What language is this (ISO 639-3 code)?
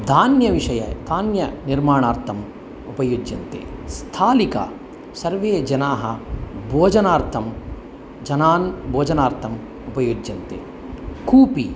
san